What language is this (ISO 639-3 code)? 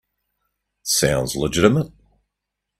eng